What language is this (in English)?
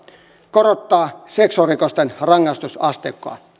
Finnish